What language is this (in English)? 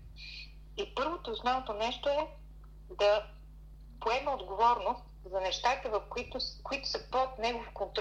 Bulgarian